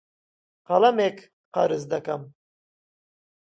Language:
Central Kurdish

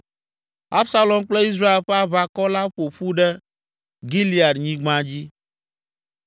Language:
Ewe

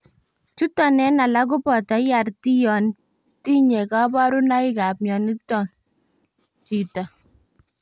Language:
Kalenjin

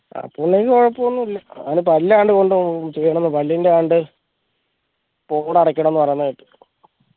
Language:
Malayalam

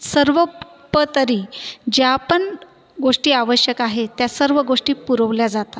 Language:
Marathi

